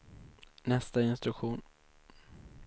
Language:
Swedish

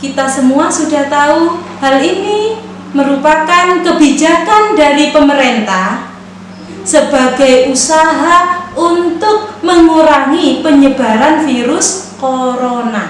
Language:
Indonesian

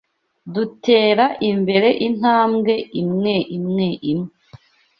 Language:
Kinyarwanda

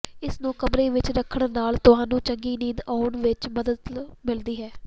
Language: Punjabi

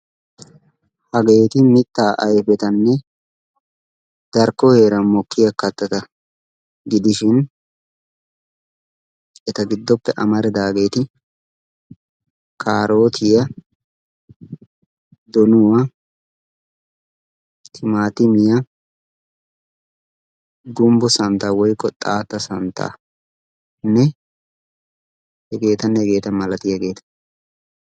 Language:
Wolaytta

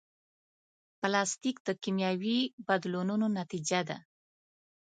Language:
Pashto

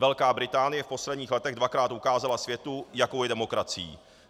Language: Czech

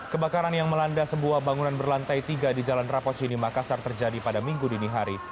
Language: Indonesian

